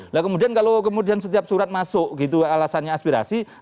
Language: Indonesian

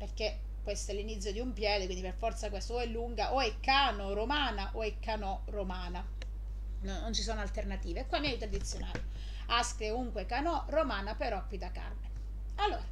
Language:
Italian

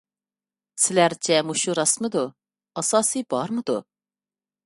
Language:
Uyghur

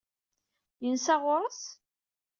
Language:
Kabyle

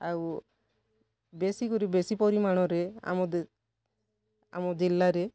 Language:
Odia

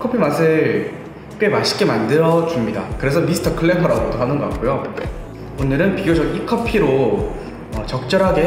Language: Korean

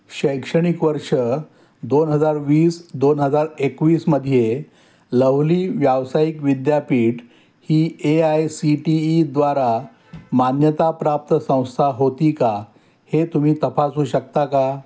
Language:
Marathi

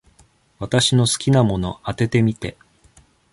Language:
Japanese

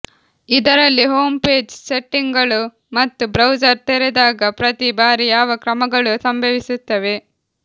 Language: Kannada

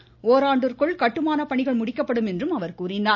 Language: Tamil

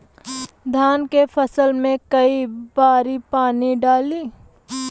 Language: Bhojpuri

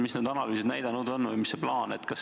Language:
Estonian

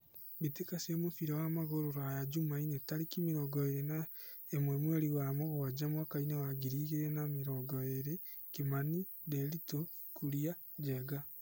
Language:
Kikuyu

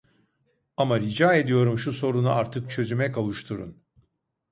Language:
Turkish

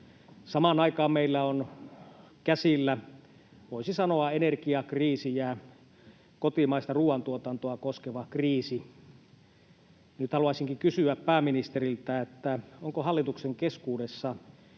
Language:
Finnish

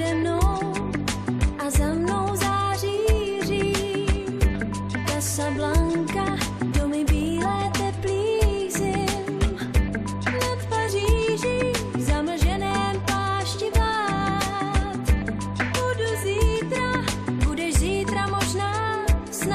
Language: Romanian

